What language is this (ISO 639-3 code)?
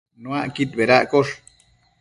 mcf